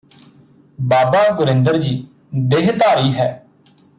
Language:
Punjabi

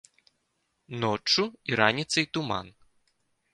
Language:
Belarusian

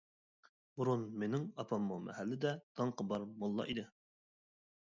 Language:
Uyghur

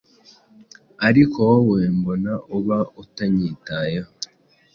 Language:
Kinyarwanda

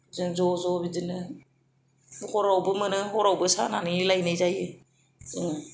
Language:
Bodo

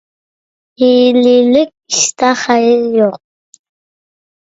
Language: Uyghur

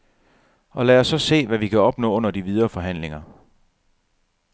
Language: Danish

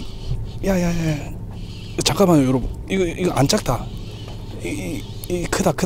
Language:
Korean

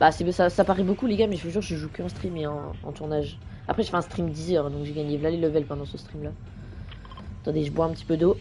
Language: French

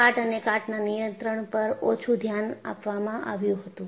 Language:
Gujarati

